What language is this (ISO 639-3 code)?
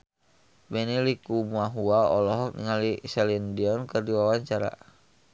sun